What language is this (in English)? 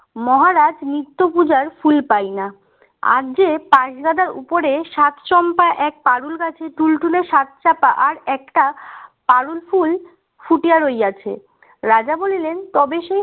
Bangla